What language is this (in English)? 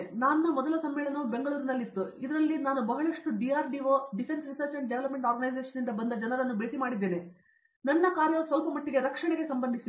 Kannada